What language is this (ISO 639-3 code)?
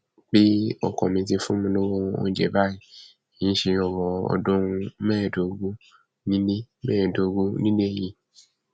yor